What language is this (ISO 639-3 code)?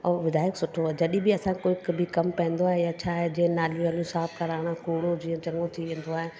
snd